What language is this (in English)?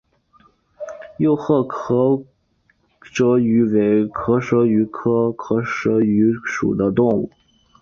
Chinese